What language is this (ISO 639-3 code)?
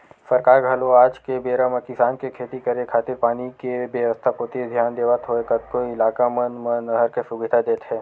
hne